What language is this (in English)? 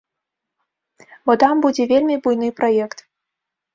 Belarusian